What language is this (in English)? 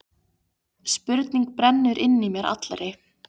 Icelandic